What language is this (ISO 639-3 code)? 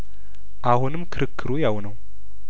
amh